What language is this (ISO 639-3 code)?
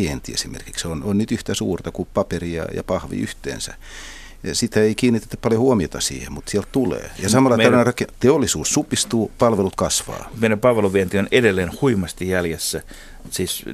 fin